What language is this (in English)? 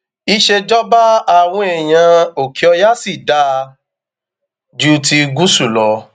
Yoruba